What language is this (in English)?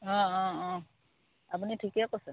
Assamese